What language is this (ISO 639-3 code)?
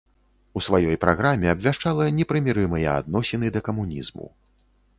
bel